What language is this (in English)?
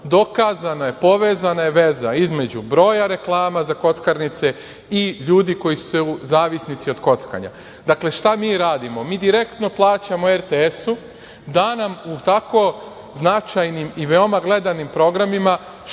Serbian